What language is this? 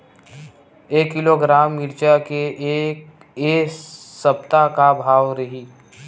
Chhattisgarhi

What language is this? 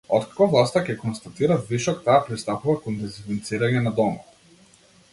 Macedonian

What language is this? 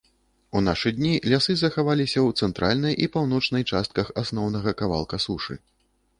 Belarusian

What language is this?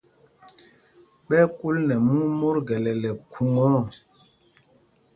Mpumpong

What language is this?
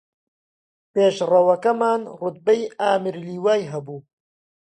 Central Kurdish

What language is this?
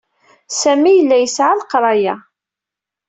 Kabyle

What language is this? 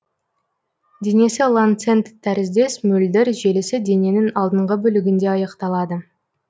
Kazakh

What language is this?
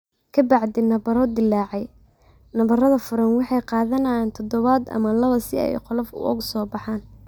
Somali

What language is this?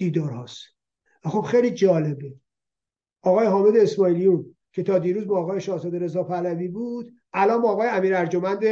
Persian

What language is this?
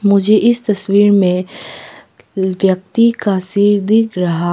Hindi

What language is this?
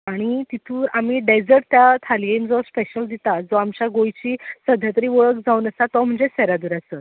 Konkani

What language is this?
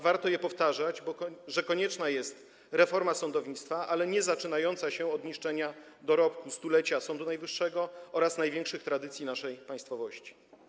Polish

